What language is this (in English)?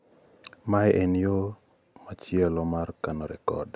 Luo (Kenya and Tanzania)